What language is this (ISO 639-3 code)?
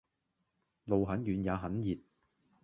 yue